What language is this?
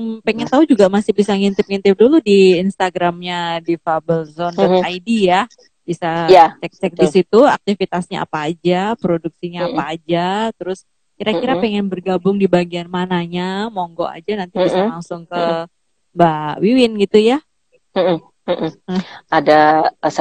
Indonesian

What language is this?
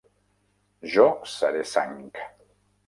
Catalan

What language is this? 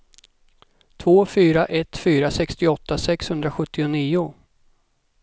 Swedish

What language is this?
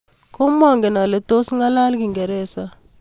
Kalenjin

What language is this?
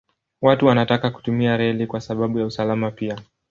Swahili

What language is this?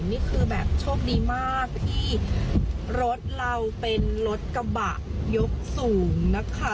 Thai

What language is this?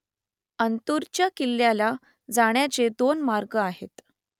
Marathi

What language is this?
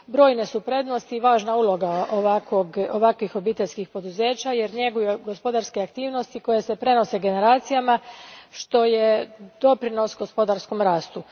Croatian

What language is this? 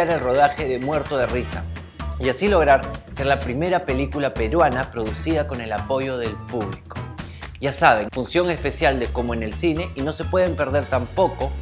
Spanish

